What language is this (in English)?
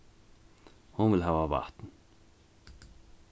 Faroese